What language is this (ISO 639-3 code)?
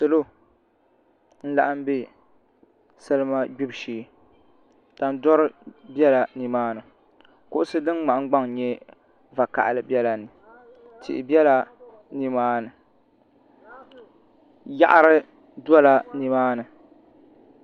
dag